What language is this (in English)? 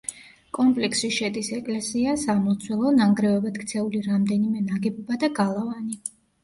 Georgian